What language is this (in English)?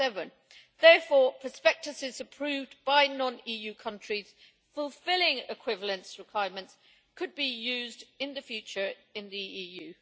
English